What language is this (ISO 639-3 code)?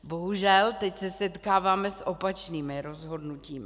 ces